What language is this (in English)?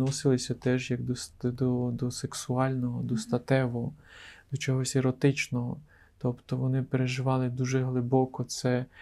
Ukrainian